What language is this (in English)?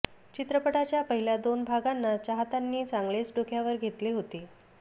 Marathi